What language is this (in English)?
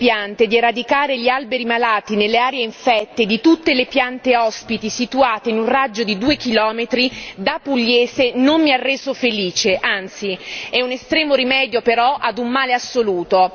Italian